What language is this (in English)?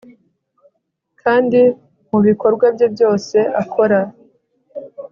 Kinyarwanda